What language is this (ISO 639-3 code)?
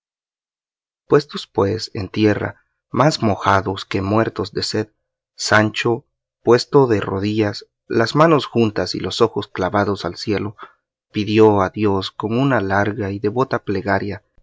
spa